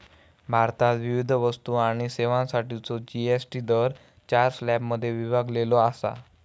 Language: Marathi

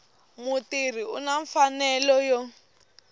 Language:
Tsonga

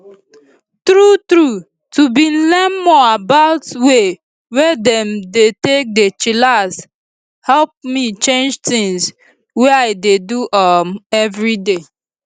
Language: Nigerian Pidgin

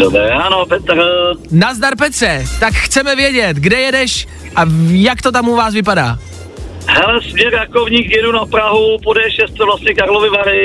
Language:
Czech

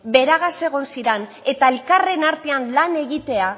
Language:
Basque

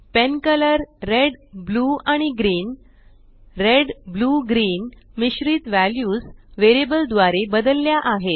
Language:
Marathi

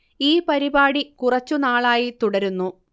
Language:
Malayalam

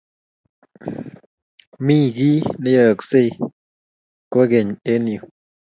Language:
Kalenjin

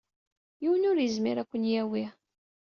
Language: Kabyle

